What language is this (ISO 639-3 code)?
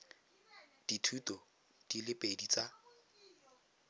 tsn